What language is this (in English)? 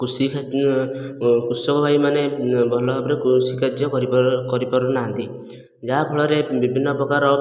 Odia